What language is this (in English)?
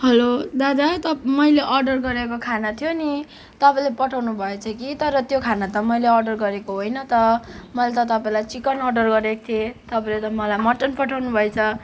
Nepali